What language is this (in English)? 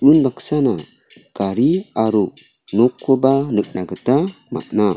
Garo